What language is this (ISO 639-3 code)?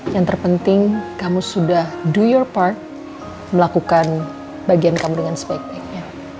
ind